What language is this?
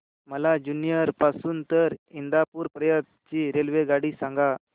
Marathi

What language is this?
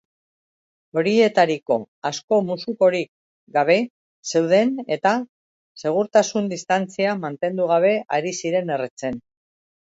Basque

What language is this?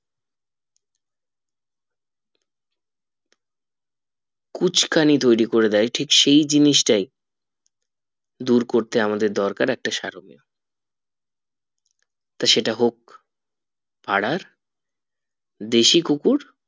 Bangla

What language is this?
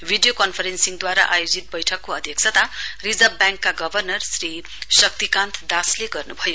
Nepali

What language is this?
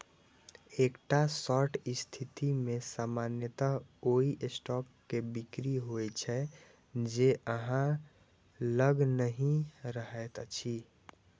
Maithili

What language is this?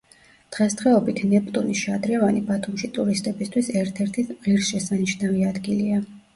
Georgian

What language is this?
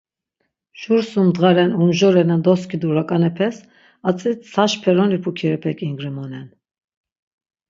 Laz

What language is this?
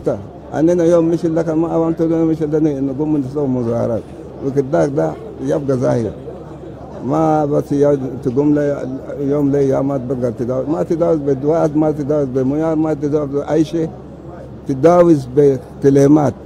Arabic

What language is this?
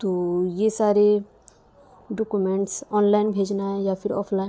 Urdu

